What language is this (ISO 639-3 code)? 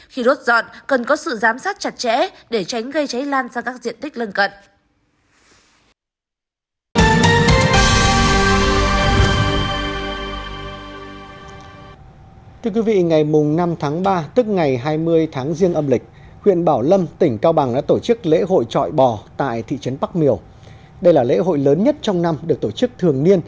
vie